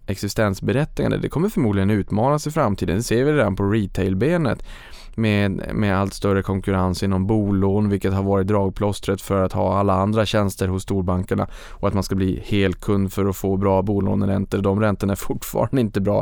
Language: Swedish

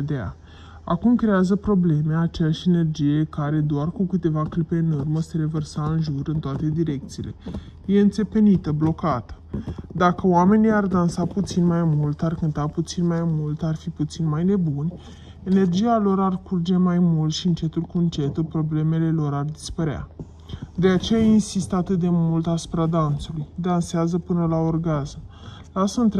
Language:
Romanian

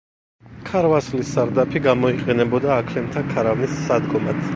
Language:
Georgian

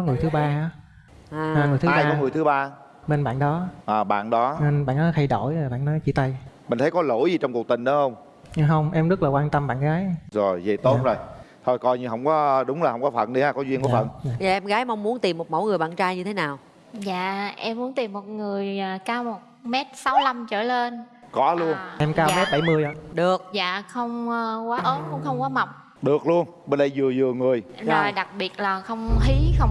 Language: Vietnamese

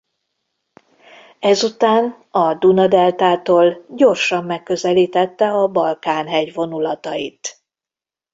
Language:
Hungarian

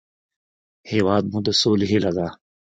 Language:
Pashto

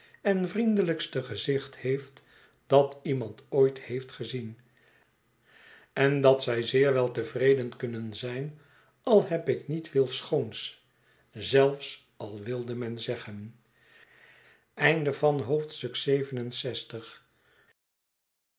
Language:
Dutch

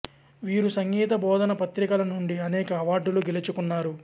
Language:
Telugu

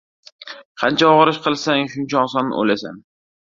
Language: Uzbek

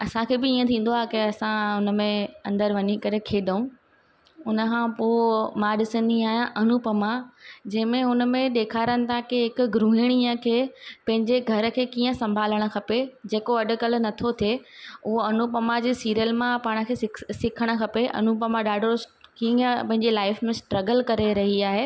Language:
Sindhi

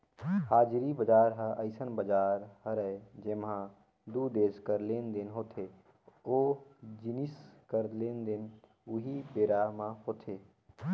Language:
Chhattisgarhi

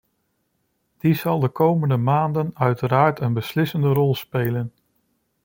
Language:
Dutch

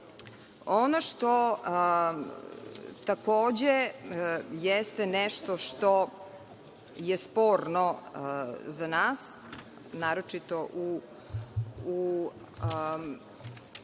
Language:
Serbian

